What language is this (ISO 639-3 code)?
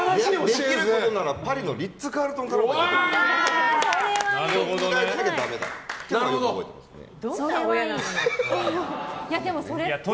jpn